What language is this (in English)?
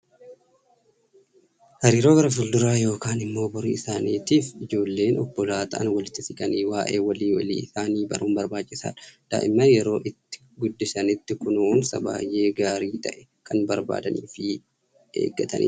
Oromo